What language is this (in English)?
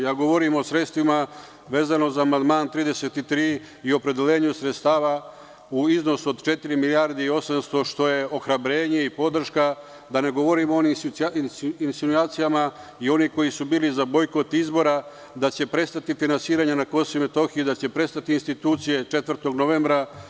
Serbian